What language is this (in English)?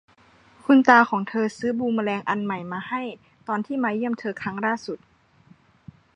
Thai